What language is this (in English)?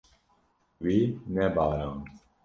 Kurdish